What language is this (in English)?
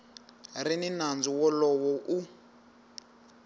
Tsonga